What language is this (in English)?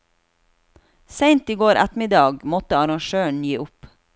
Norwegian